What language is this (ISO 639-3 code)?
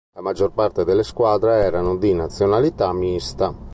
ita